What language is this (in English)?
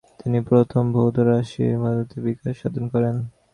Bangla